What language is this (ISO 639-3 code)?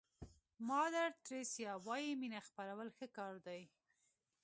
pus